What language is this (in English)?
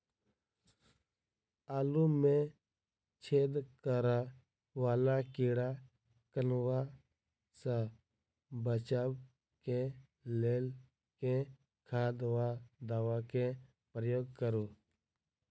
Maithili